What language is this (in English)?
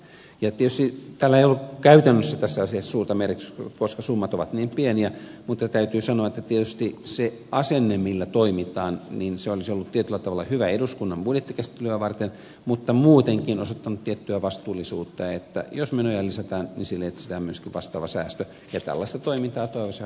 Finnish